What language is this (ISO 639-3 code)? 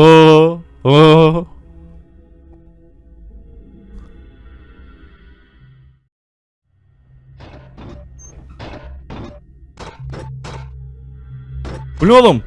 tur